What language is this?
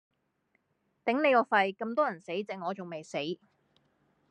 Cantonese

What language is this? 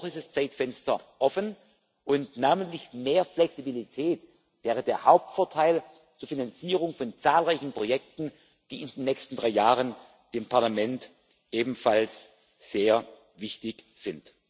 German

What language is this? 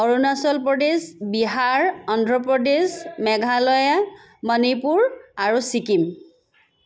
Assamese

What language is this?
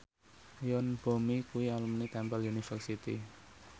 Javanese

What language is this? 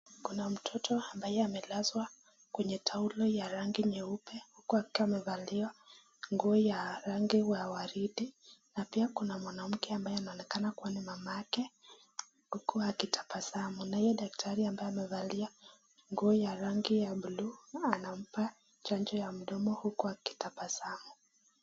Swahili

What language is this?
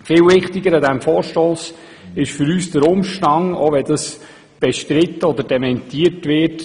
Swiss German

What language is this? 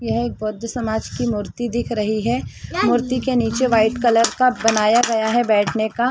Hindi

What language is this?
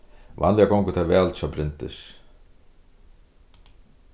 Faroese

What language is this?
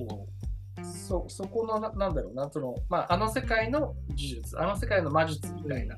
Japanese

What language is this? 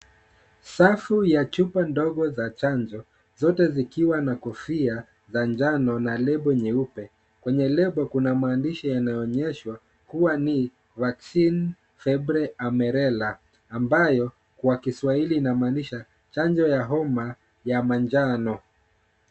Swahili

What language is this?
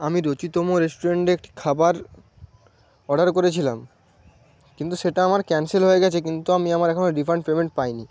Bangla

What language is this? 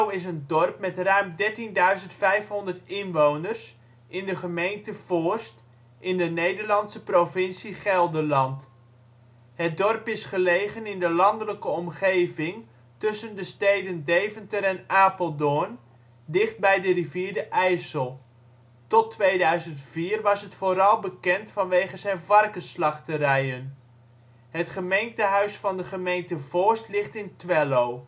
Dutch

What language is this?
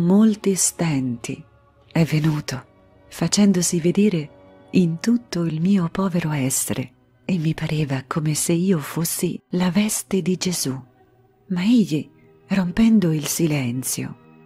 Italian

